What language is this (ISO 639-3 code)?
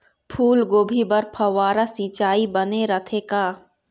hne